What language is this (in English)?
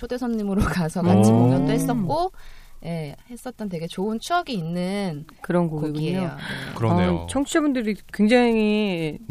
Korean